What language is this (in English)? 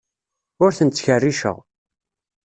Kabyle